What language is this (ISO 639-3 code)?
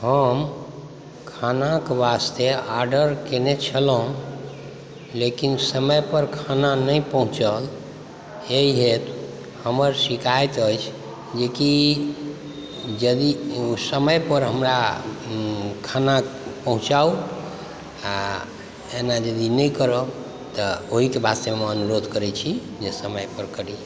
mai